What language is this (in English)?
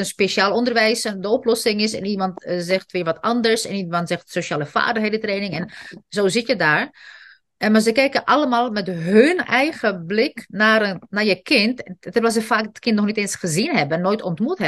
Dutch